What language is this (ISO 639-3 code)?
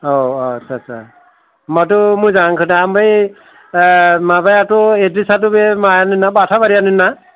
brx